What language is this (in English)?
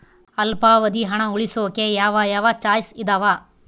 Kannada